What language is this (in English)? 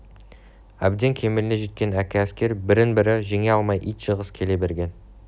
Kazakh